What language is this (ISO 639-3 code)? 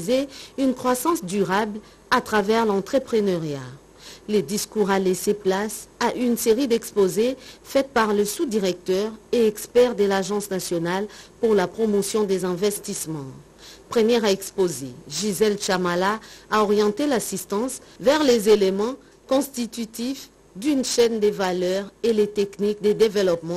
fra